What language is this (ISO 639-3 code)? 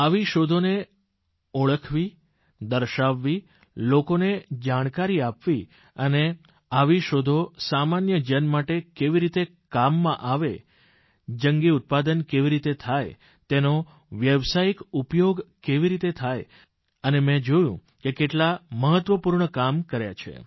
guj